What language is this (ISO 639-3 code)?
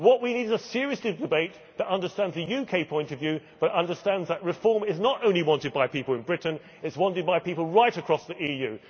eng